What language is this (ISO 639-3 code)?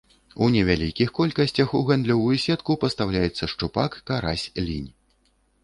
bel